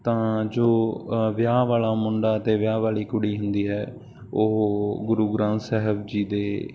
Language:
Punjabi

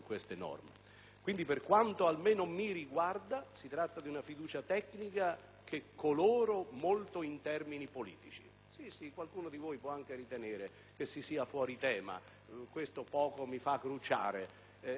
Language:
Italian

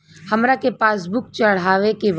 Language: Bhojpuri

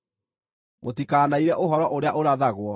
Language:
Kikuyu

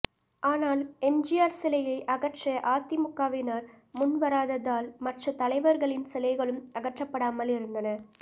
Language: Tamil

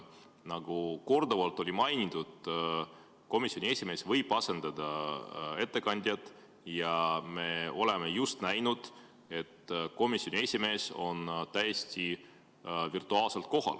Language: Estonian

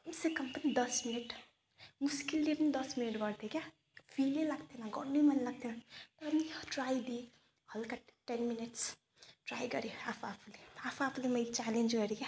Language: Nepali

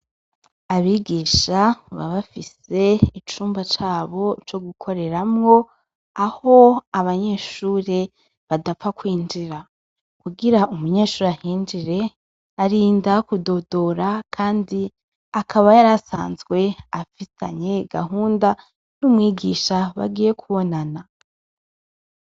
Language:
Rundi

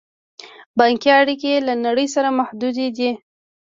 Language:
Pashto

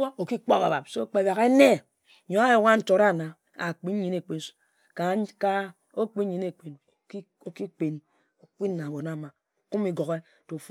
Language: Ejagham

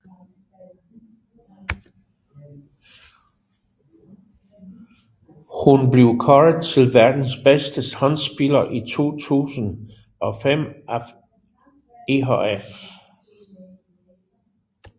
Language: Danish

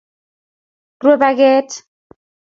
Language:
Kalenjin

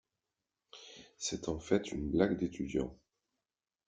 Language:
French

